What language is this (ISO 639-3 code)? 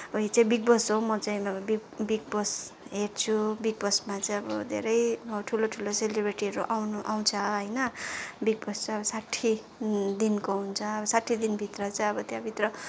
nep